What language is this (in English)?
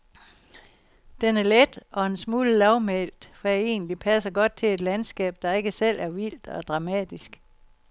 Danish